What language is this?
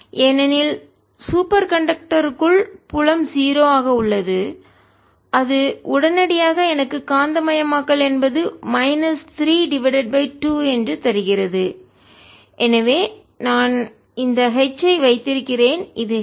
Tamil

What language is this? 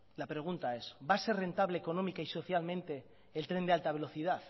Spanish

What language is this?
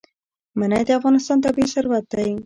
Pashto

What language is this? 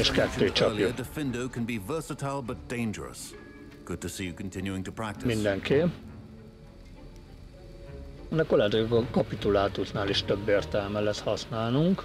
Hungarian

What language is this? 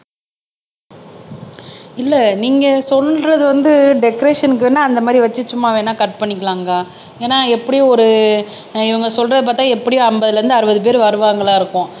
Tamil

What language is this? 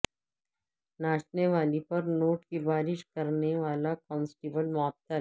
Urdu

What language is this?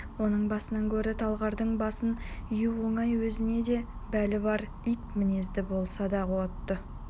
Kazakh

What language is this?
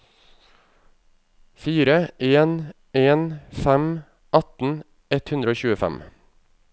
Norwegian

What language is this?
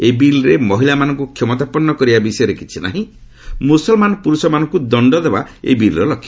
Odia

